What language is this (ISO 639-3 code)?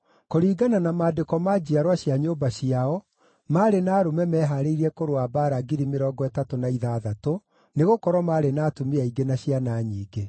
kik